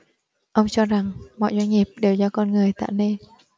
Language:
Vietnamese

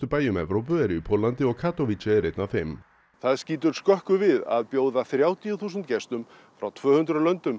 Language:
Icelandic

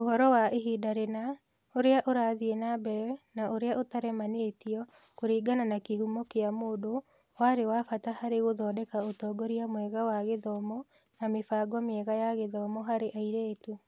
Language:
Kikuyu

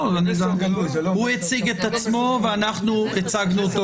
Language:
Hebrew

